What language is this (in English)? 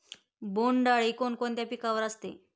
Marathi